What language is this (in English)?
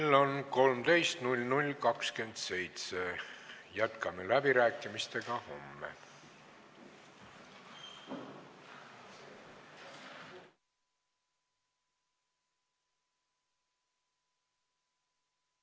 Estonian